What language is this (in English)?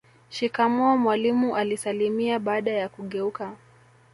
Swahili